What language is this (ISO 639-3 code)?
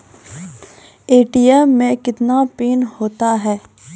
mai